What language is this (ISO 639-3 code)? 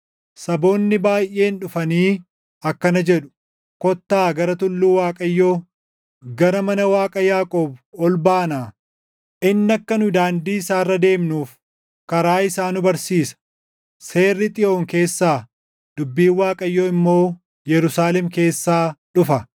orm